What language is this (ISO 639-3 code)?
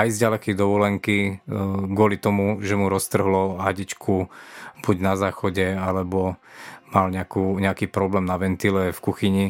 slk